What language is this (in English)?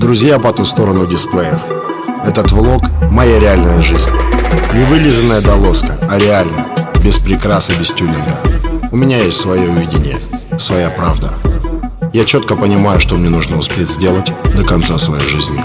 Russian